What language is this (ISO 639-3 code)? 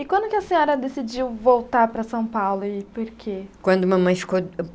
por